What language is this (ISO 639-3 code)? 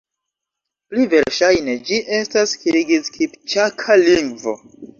epo